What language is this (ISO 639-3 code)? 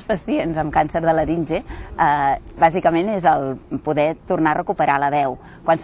cat